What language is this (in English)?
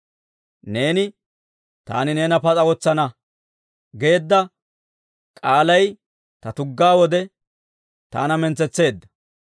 Dawro